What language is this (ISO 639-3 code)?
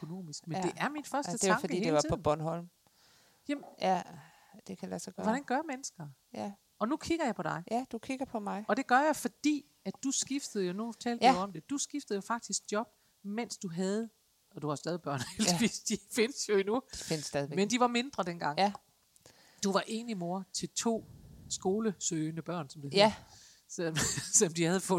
dan